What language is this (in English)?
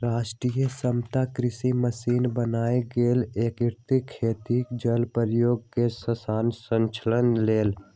Magahi